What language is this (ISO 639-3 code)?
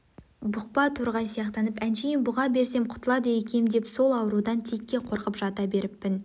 kaz